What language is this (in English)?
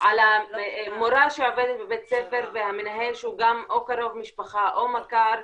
Hebrew